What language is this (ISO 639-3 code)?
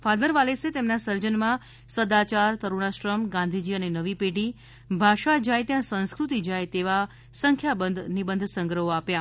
guj